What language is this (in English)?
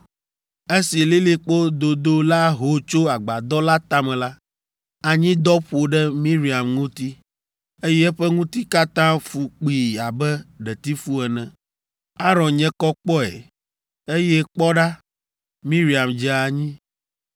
Ewe